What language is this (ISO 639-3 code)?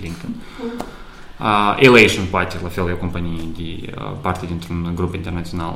ron